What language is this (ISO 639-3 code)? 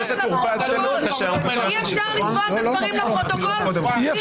heb